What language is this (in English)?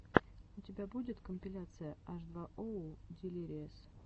Russian